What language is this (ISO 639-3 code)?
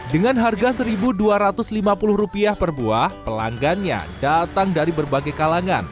ind